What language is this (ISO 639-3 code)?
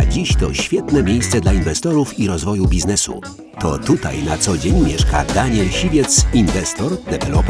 pol